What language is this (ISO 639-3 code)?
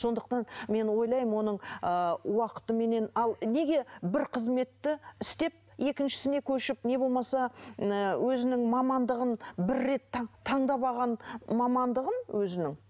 kaz